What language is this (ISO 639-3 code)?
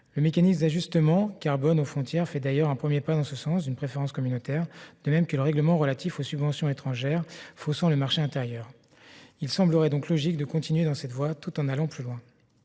fra